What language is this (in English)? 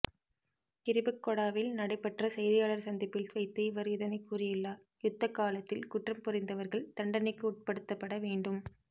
Tamil